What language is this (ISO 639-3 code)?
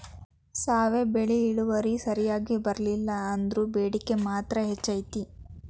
kan